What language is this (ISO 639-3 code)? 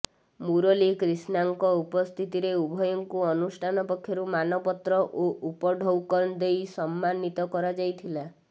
ori